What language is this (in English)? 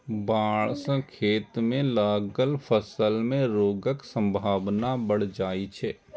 Maithili